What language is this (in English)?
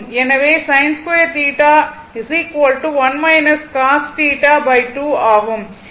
Tamil